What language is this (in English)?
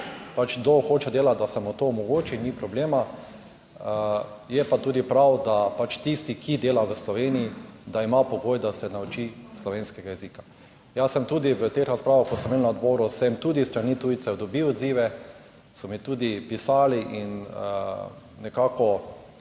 Slovenian